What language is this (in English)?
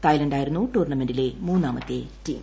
Malayalam